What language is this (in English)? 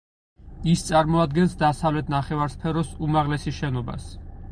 Georgian